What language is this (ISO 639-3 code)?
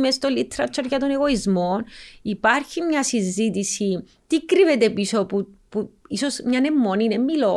ell